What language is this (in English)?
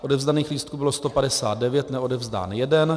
Czech